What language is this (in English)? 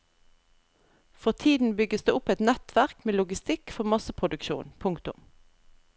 Norwegian